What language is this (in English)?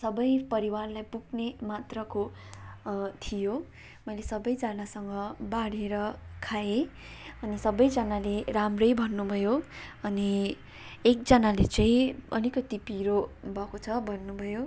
Nepali